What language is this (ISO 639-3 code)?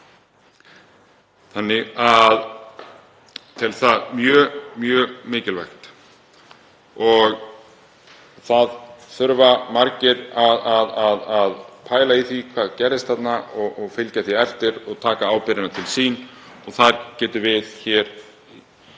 isl